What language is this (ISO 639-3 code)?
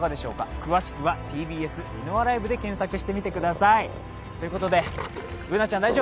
jpn